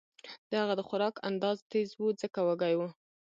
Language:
Pashto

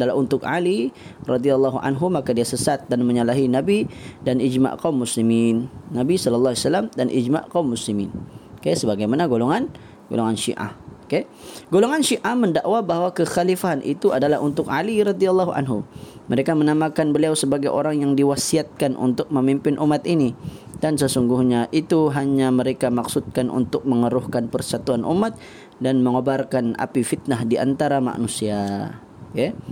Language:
Malay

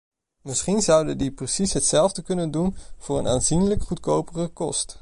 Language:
Dutch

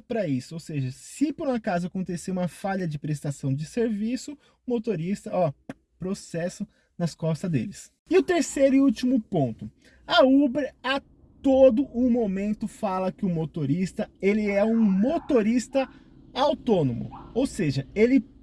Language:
Portuguese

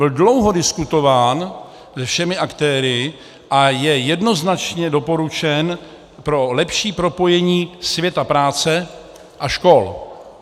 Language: Czech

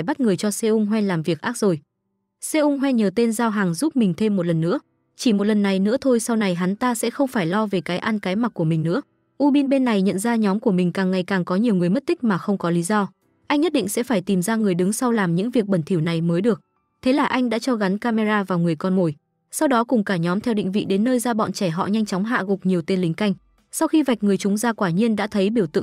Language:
Vietnamese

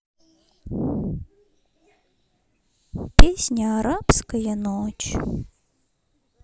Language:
Russian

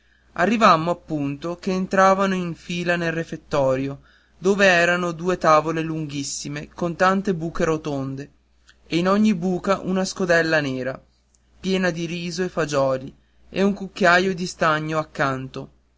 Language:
Italian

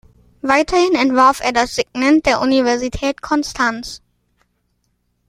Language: German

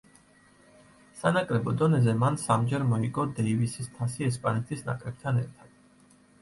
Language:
Georgian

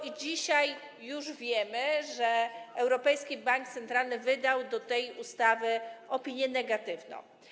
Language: Polish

